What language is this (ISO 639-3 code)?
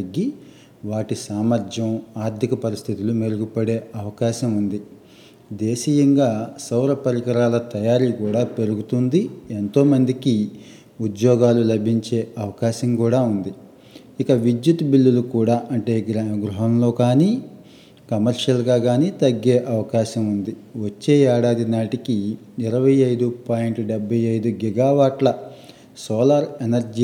tel